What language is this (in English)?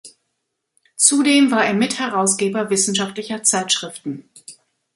German